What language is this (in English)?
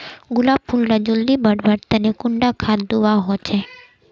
Magahi